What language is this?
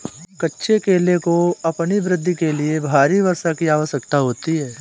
Hindi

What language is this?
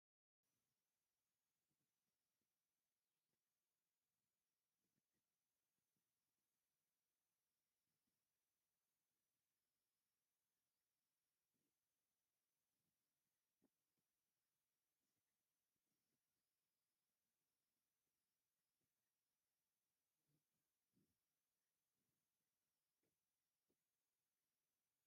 Tigrinya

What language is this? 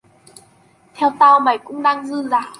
Vietnamese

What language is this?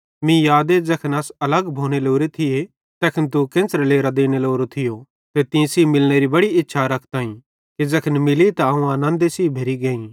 Bhadrawahi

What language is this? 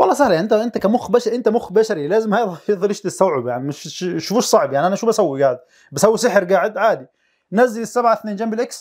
Arabic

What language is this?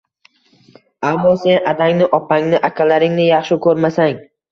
Uzbek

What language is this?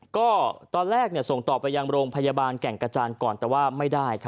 Thai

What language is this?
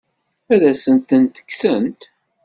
Kabyle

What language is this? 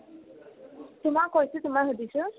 Assamese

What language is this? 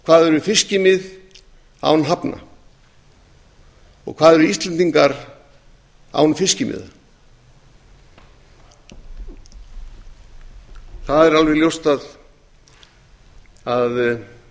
Icelandic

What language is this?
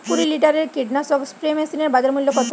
Bangla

